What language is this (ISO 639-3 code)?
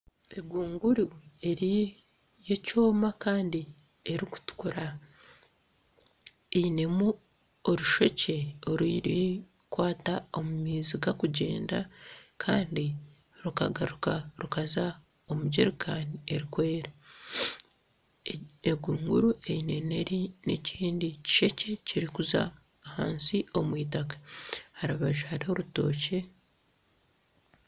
nyn